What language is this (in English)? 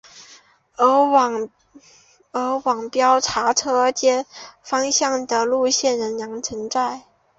Chinese